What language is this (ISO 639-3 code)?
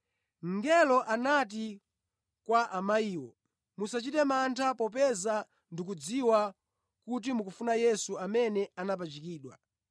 nya